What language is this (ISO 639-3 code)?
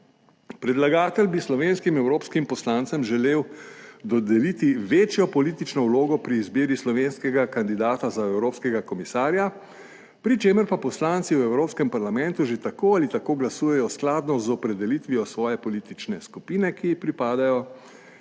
slv